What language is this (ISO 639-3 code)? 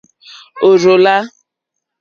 bri